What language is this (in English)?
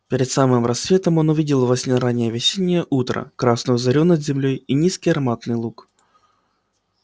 Russian